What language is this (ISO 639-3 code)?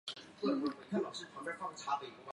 zho